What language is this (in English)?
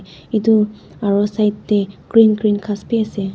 Naga Pidgin